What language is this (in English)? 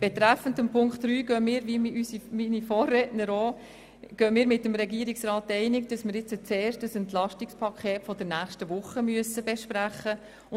Swiss German